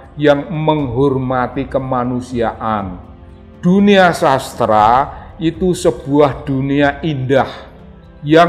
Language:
Indonesian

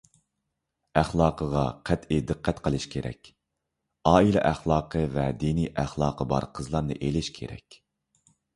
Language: Uyghur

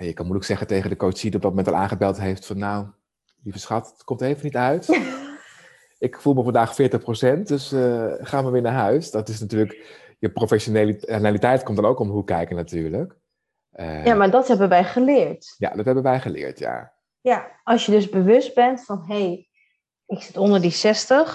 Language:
Dutch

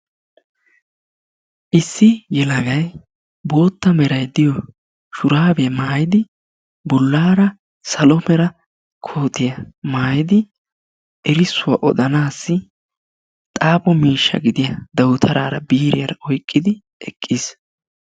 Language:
Wolaytta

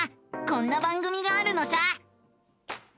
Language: Japanese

